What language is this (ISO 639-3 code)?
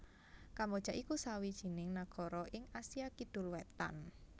jav